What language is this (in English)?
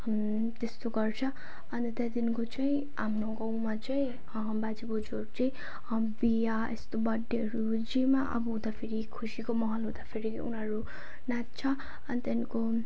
Nepali